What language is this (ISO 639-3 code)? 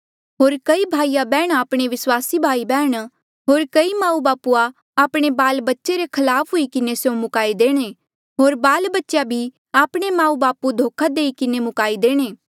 mjl